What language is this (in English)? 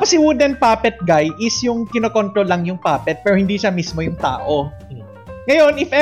Filipino